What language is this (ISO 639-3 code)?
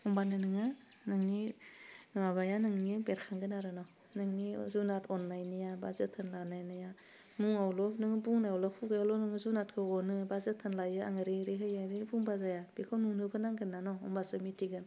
brx